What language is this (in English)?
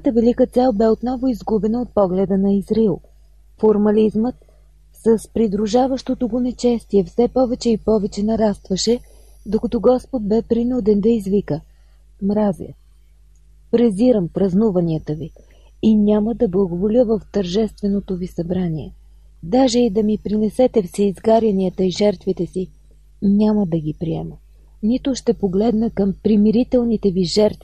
Bulgarian